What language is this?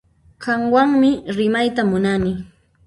Puno Quechua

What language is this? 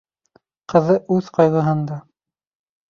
Bashkir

